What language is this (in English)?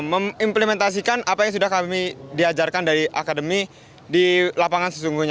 Indonesian